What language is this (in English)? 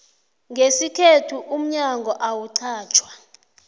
South Ndebele